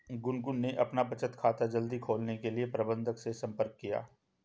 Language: Hindi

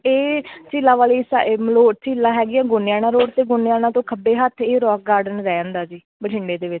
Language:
Punjabi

